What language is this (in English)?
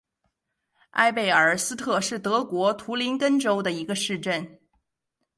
Chinese